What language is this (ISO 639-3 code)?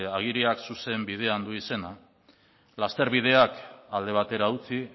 eus